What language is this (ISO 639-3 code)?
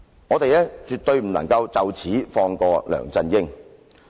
yue